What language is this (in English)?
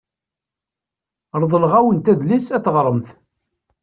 Kabyle